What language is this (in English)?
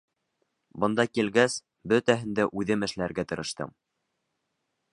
Bashkir